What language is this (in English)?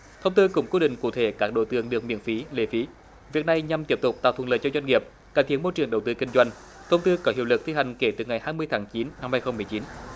Vietnamese